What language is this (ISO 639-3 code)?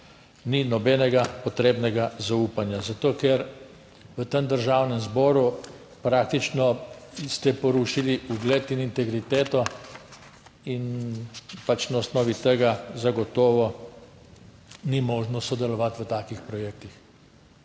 slv